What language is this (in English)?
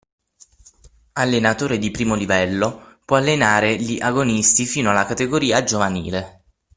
Italian